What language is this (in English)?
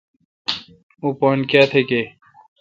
Kalkoti